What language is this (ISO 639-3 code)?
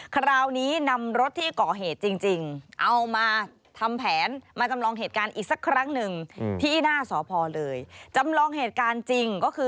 tha